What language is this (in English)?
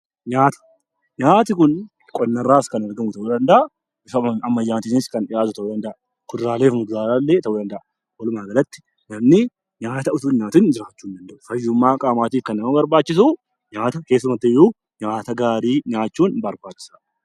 Oromo